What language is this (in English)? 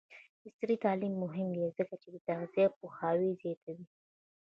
Pashto